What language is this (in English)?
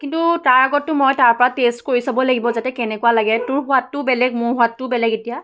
Assamese